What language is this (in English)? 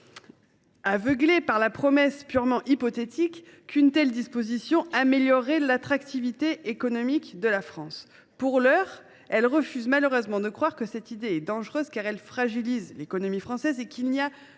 French